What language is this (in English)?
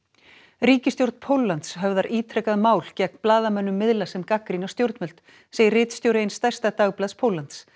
Icelandic